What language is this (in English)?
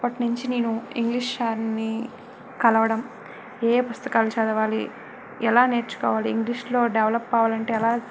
Telugu